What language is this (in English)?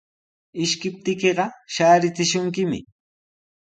Sihuas Ancash Quechua